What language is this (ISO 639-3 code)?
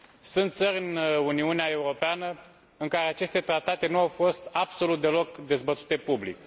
ron